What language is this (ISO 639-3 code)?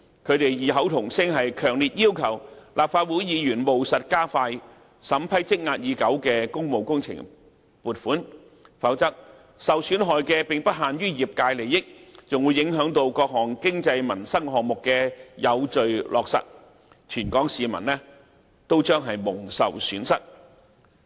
yue